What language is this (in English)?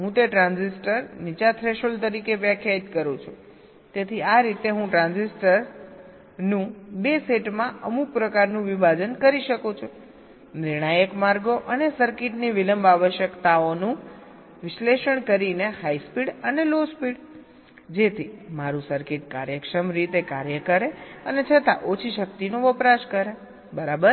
Gujarati